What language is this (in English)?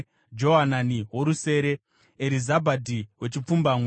Shona